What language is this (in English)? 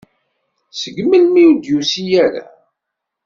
Kabyle